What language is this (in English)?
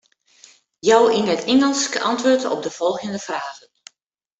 Western Frisian